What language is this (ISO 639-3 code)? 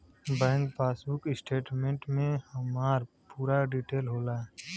bho